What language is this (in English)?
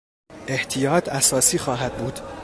Persian